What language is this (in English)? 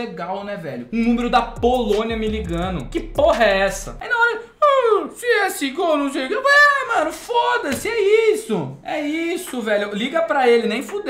Portuguese